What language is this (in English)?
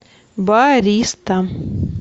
Russian